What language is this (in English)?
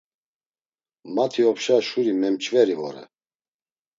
Laz